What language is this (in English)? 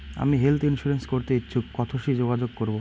Bangla